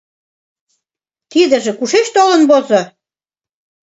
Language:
Mari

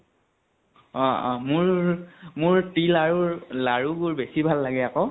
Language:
Assamese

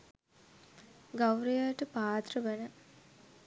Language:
Sinhala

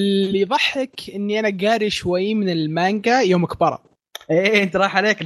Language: Arabic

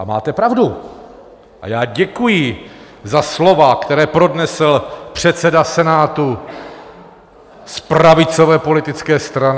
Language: Czech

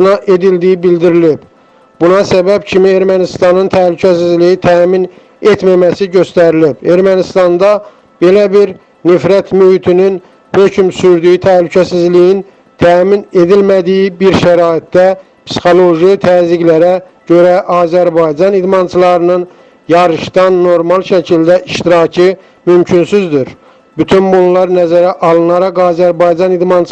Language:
Turkish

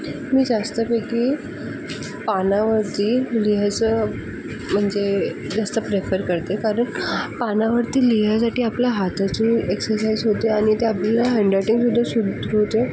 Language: Marathi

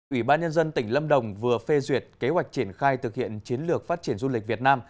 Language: Vietnamese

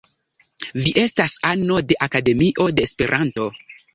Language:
Esperanto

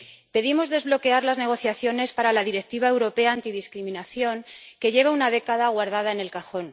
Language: Spanish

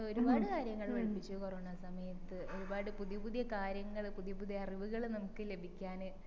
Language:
Malayalam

